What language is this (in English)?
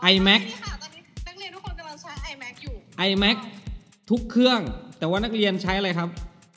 Thai